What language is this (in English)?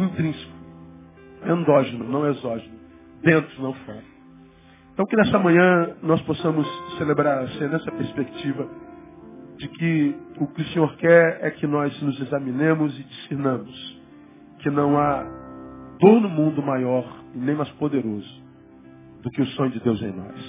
Portuguese